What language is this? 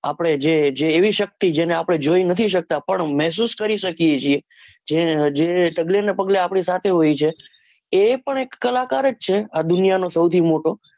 Gujarati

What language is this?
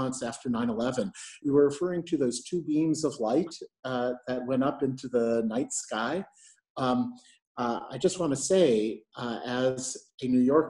English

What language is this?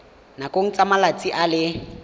Tswana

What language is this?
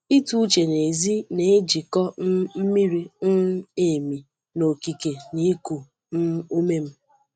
Igbo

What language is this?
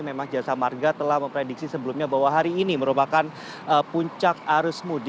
Indonesian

